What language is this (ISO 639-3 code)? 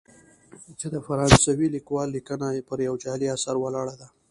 pus